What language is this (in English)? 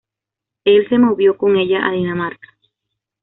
Spanish